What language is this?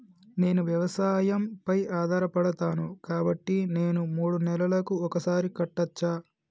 Telugu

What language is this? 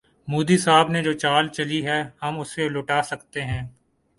Urdu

